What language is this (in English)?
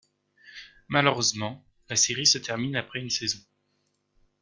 French